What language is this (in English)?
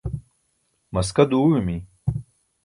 Burushaski